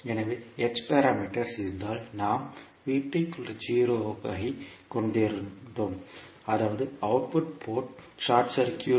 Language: Tamil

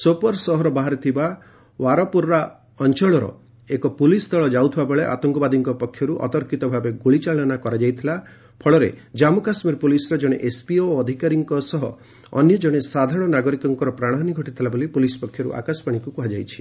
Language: Odia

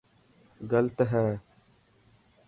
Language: Dhatki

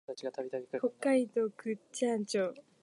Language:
Japanese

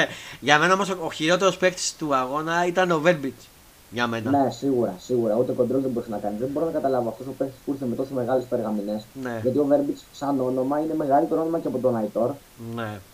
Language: Greek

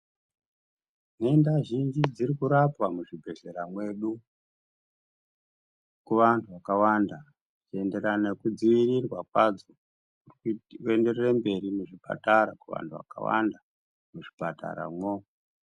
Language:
Ndau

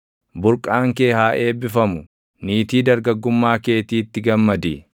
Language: Oromo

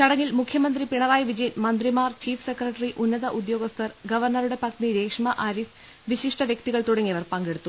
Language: Malayalam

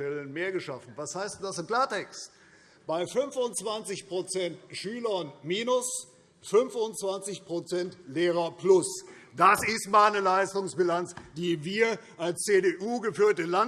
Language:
German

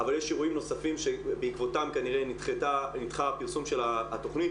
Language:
Hebrew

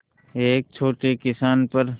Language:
Hindi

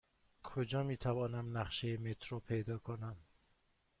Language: Persian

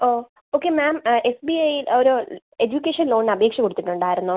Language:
Malayalam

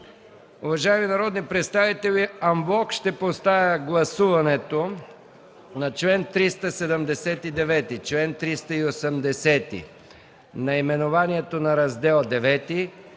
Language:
Bulgarian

